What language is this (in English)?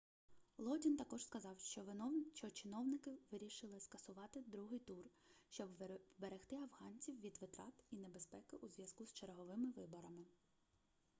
Ukrainian